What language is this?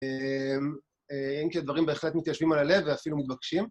Hebrew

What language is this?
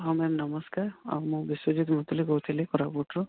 Odia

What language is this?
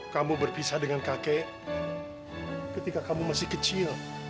Indonesian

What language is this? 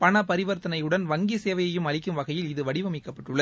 Tamil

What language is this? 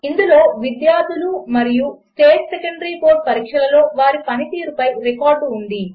Telugu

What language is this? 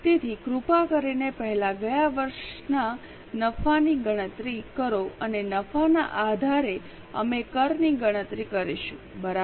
Gujarati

